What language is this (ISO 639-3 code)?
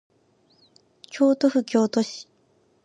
jpn